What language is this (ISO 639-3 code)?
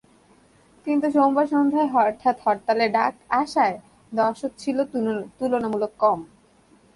ben